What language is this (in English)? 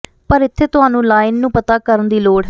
Punjabi